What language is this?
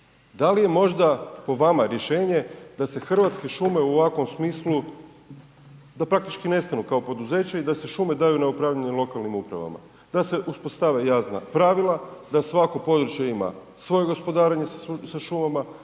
Croatian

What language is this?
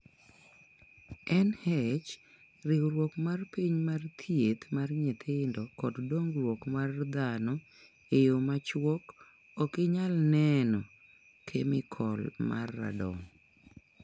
Luo (Kenya and Tanzania)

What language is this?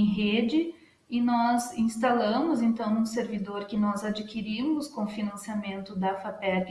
Portuguese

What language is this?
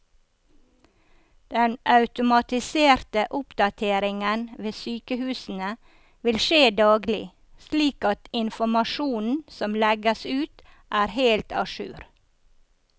Norwegian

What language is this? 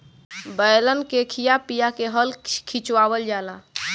Bhojpuri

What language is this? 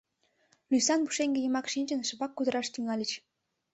Mari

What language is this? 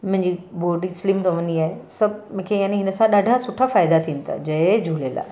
Sindhi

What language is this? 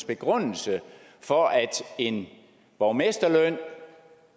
Danish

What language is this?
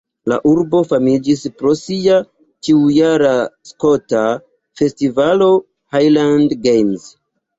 Esperanto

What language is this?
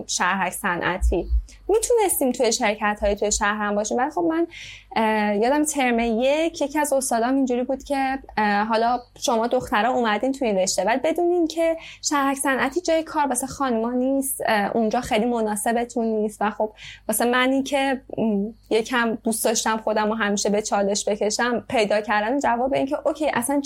Persian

